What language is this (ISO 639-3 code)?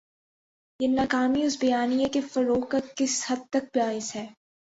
urd